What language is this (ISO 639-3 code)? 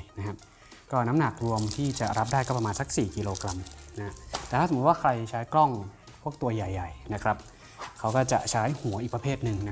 tha